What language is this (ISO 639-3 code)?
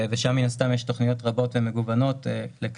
heb